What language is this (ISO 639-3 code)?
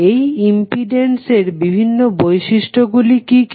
ben